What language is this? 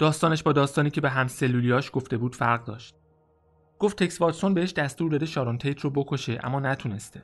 Persian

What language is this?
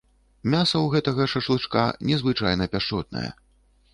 Belarusian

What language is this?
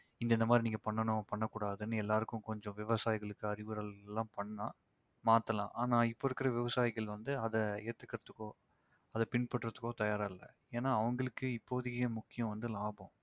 Tamil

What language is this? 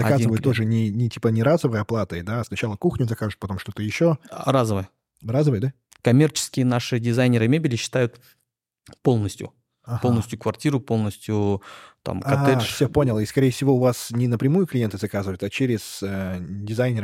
Russian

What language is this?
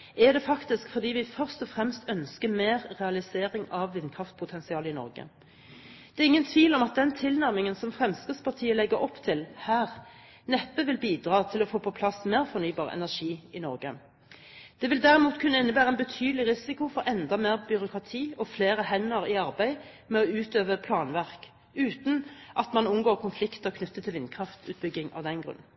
Norwegian Bokmål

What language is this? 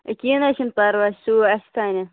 Kashmiri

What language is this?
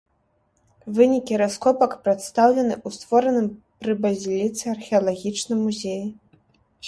Belarusian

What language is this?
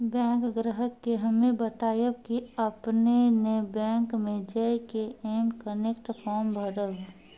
Maithili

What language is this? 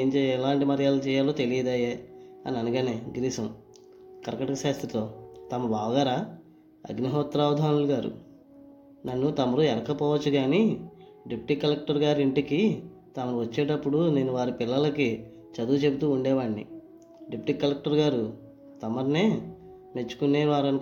Telugu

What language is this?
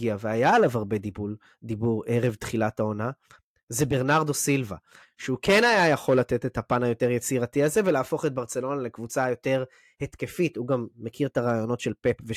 Hebrew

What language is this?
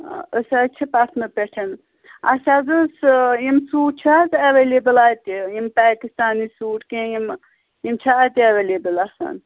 Kashmiri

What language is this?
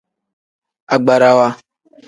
Tem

